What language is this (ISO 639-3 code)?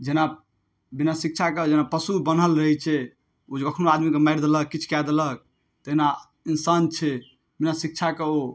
mai